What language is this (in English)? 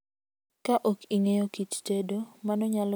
Luo (Kenya and Tanzania)